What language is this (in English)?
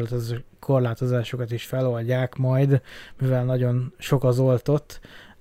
Hungarian